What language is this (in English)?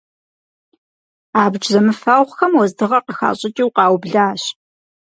Kabardian